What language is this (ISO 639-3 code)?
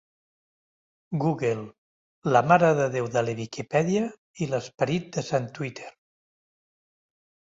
cat